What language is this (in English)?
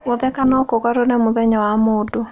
Kikuyu